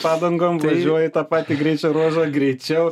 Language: Lithuanian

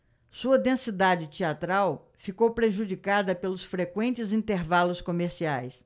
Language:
Portuguese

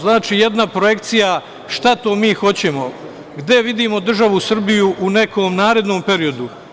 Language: Serbian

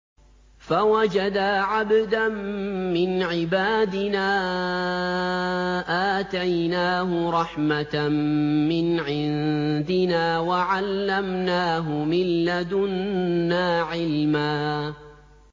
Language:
Arabic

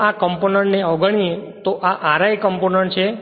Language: Gujarati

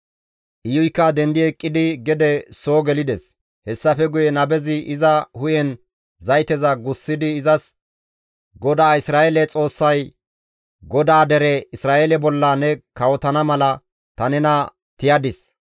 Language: Gamo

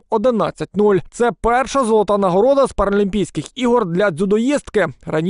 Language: Ukrainian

